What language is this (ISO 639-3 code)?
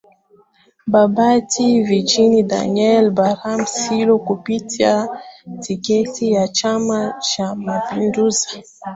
swa